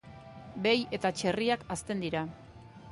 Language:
Basque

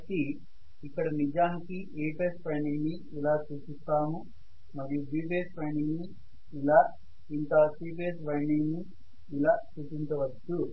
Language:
Telugu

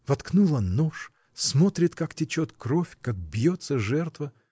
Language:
Russian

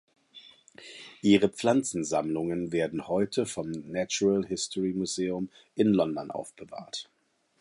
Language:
German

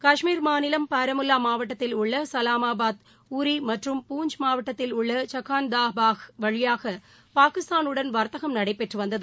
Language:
Tamil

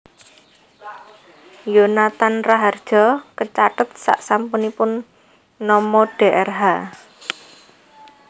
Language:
Javanese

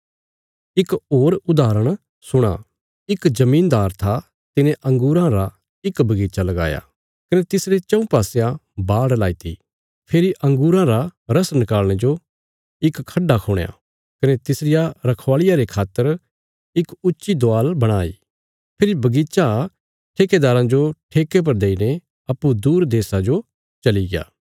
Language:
Bilaspuri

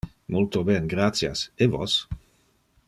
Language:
Interlingua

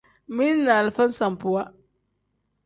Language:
Tem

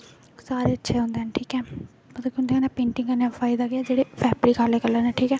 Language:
Dogri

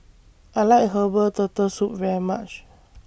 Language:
English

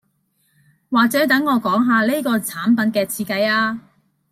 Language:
Cantonese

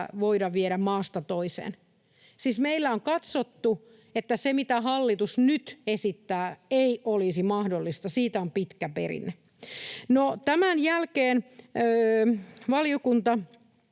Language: Finnish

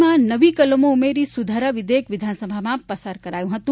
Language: Gujarati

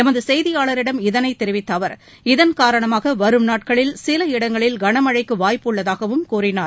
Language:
Tamil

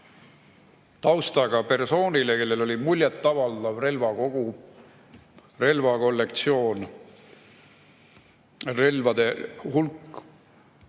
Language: Estonian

